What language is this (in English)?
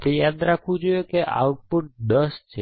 Gujarati